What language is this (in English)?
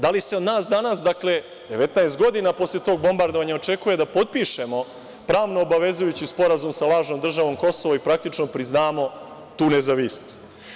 Serbian